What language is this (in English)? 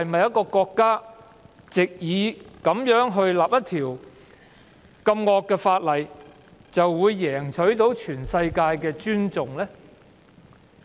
Cantonese